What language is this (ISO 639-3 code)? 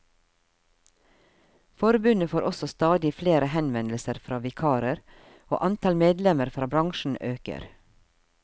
nor